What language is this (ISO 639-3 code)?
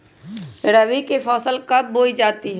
mag